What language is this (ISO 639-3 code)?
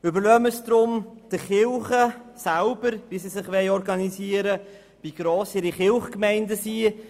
gsw